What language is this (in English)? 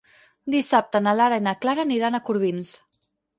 Catalan